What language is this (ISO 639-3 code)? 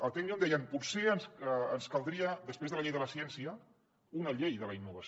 cat